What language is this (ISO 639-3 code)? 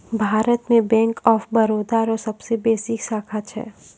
mai